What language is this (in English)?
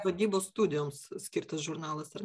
Lithuanian